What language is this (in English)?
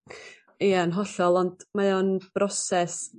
Welsh